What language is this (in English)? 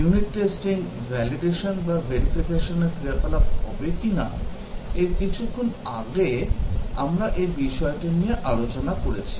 Bangla